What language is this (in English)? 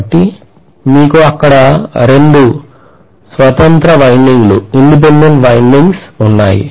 Telugu